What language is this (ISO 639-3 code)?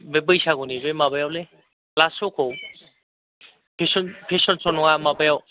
brx